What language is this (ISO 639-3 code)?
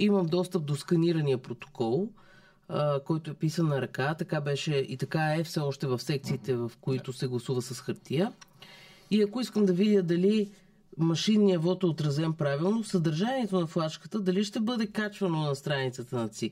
bul